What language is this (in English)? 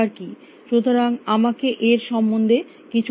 Bangla